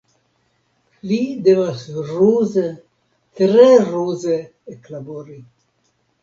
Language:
Esperanto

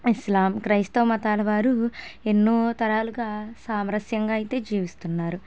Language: Telugu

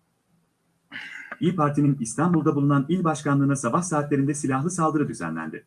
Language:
Turkish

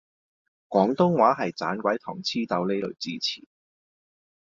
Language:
Cantonese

